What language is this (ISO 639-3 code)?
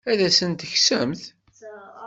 kab